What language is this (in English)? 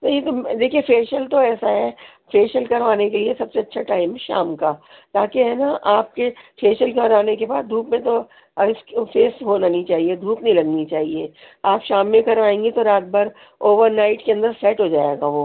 Urdu